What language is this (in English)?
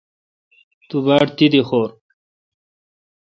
Kalkoti